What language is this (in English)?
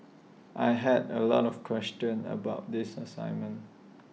English